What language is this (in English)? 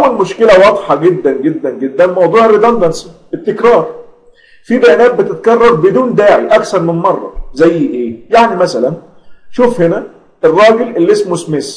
Arabic